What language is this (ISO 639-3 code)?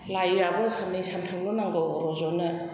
brx